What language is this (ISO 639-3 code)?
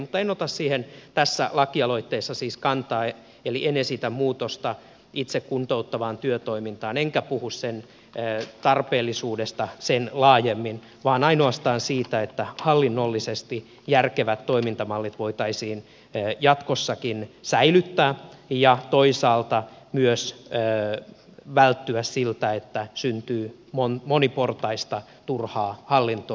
fin